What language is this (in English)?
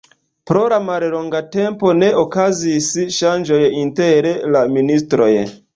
Esperanto